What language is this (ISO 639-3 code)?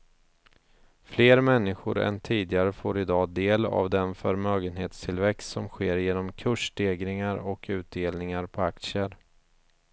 swe